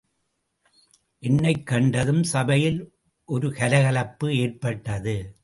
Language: Tamil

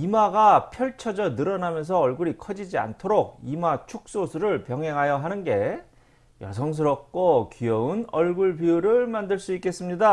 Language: Korean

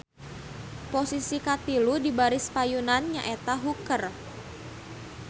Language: Sundanese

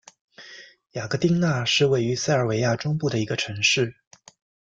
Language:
Chinese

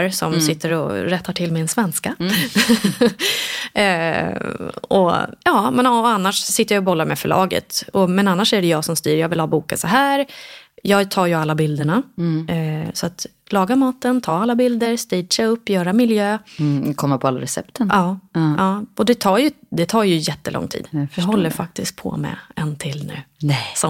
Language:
Swedish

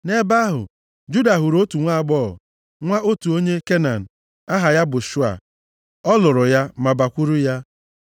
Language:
Igbo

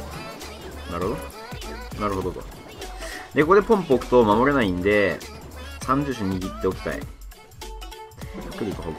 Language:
Japanese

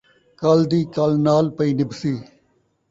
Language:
Saraiki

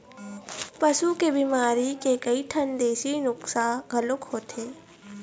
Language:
Chhattisgarhi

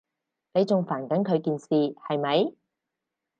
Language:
Cantonese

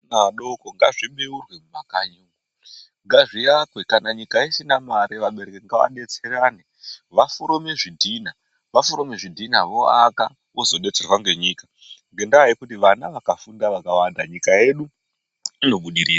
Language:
Ndau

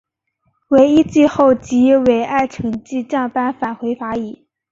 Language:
Chinese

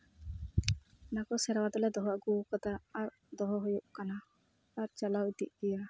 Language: Santali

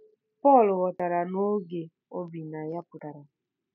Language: Igbo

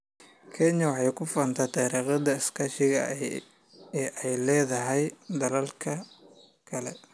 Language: Somali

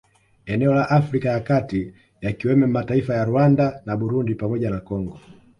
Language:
Swahili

